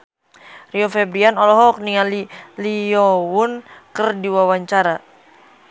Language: Sundanese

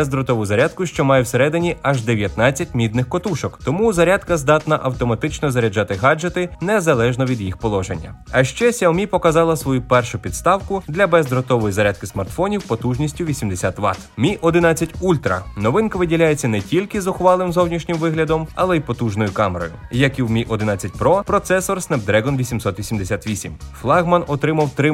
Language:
Ukrainian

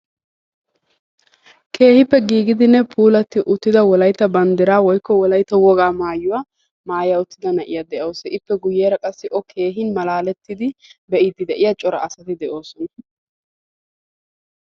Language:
Wolaytta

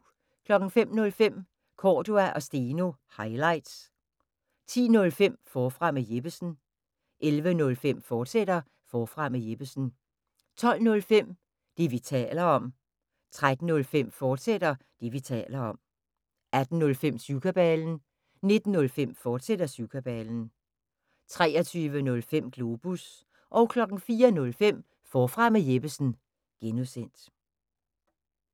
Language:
Danish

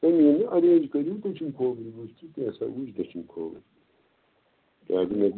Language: Kashmiri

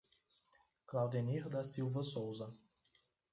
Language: Portuguese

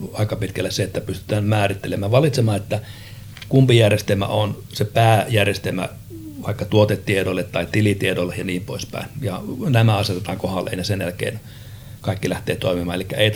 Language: Finnish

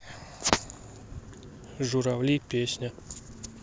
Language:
Russian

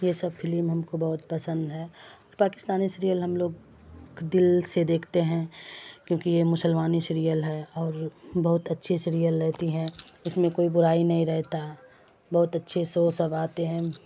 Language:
Urdu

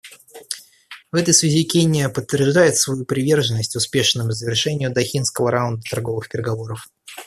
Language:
Russian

